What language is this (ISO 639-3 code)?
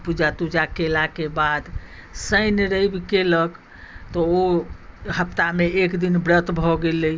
mai